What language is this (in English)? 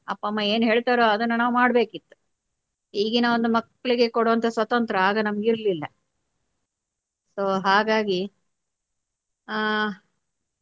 Kannada